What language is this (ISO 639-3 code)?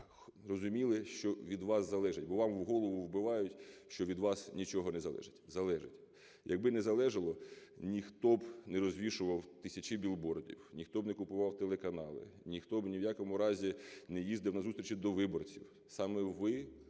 ukr